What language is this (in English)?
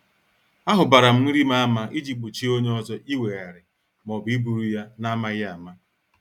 Igbo